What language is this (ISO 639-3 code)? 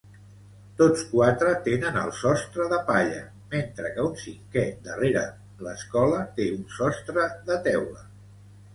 cat